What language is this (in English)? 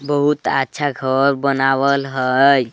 Magahi